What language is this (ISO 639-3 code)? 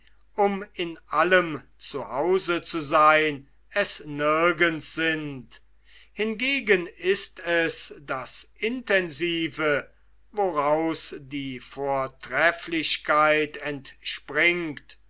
deu